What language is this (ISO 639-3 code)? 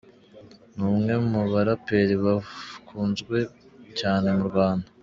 kin